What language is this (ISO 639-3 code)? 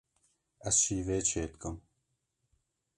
kur